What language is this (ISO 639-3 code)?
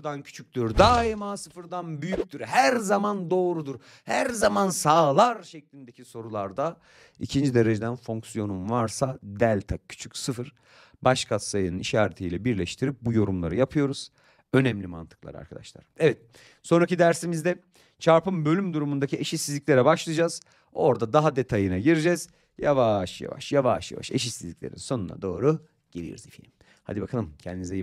tur